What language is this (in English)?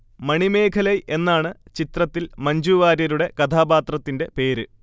Malayalam